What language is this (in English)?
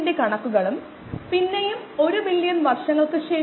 Malayalam